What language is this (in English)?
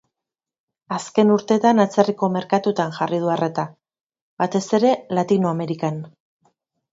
Basque